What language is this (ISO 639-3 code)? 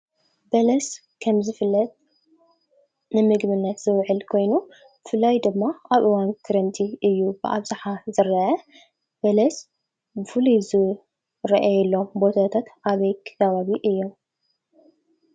tir